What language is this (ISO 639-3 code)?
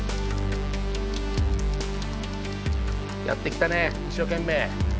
jpn